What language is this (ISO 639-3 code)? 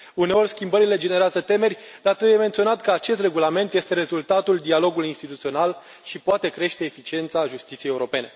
ron